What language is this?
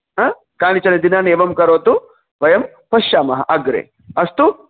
Sanskrit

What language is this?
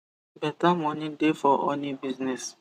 Nigerian Pidgin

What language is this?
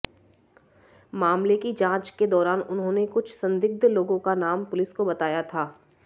Hindi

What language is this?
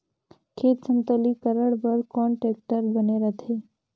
Chhattisgarhi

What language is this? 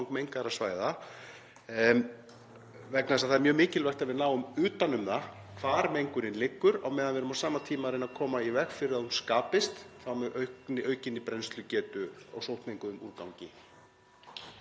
Icelandic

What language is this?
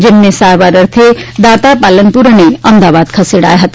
Gujarati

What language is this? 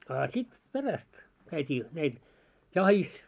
Finnish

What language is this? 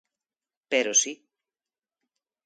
Galician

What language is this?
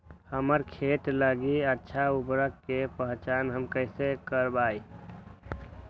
Magahi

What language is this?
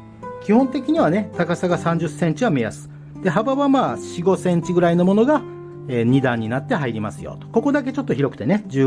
Japanese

